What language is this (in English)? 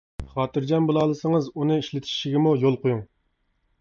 Uyghur